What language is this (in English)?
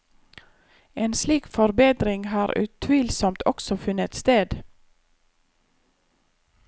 Norwegian